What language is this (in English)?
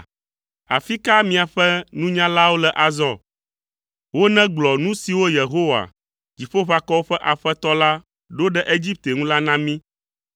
Ewe